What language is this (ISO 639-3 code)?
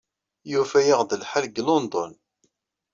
kab